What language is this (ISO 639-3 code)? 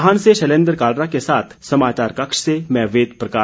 hin